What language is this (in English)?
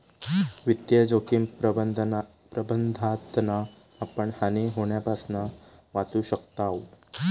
Marathi